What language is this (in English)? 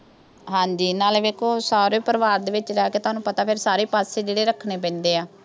Punjabi